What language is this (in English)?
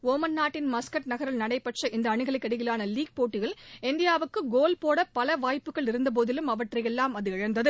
Tamil